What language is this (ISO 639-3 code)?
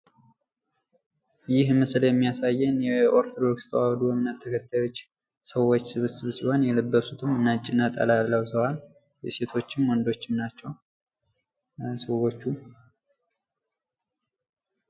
amh